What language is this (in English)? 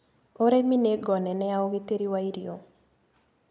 Kikuyu